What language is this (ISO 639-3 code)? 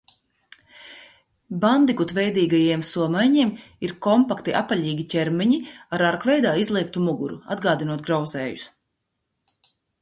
lav